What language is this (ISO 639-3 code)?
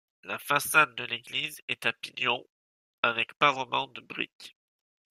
fra